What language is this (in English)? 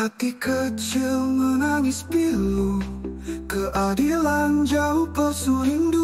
Indonesian